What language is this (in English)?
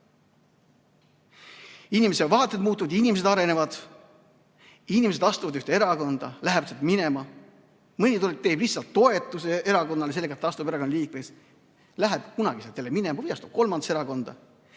Estonian